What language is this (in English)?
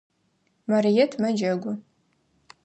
Adyghe